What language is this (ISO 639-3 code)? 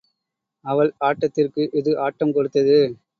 tam